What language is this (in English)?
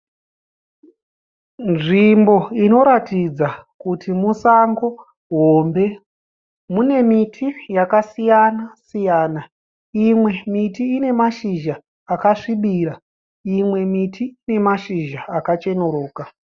Shona